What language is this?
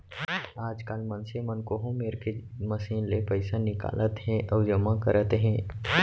Chhattisgarhi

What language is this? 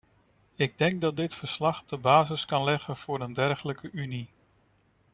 Dutch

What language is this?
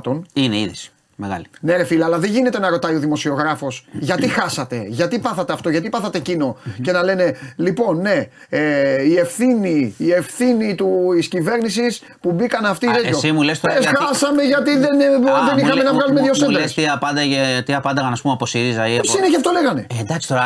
Greek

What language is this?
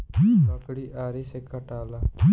Bhojpuri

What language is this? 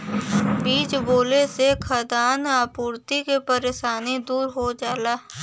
Bhojpuri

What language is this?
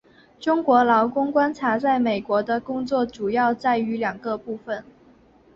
Chinese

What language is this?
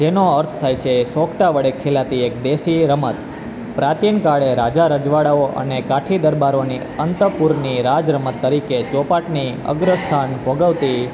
Gujarati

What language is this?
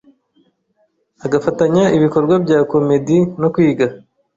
Kinyarwanda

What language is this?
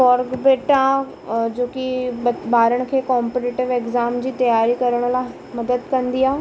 Sindhi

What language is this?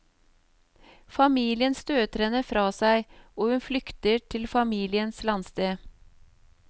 Norwegian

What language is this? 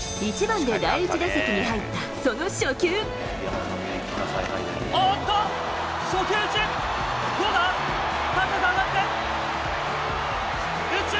Japanese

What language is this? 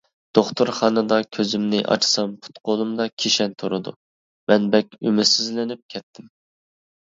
Uyghur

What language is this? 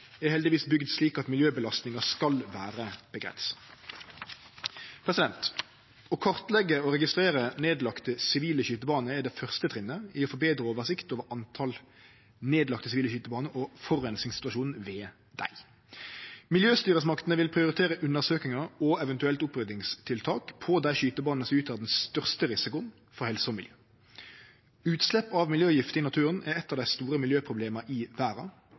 Norwegian Nynorsk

